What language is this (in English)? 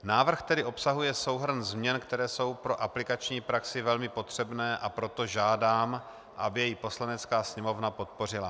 Czech